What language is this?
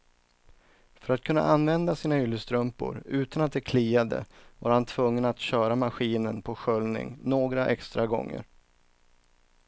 Swedish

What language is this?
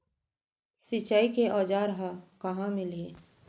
Chhattisgarhi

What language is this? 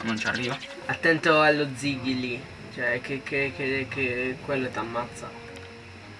Italian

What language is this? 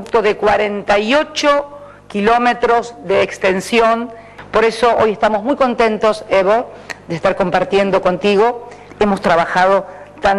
Spanish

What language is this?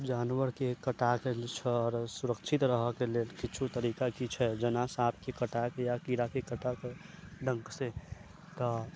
Maithili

